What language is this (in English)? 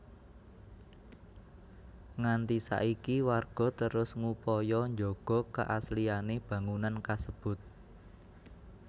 Javanese